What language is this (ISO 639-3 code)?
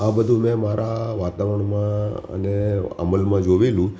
guj